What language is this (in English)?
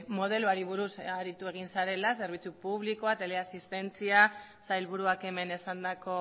Basque